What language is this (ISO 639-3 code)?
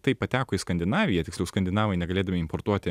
lit